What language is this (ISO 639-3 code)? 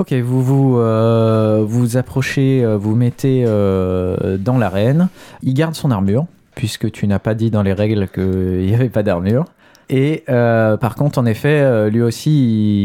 fra